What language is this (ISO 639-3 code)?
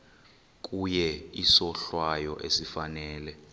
xho